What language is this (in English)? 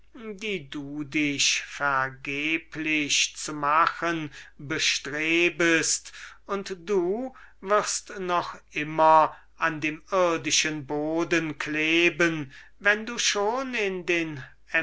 German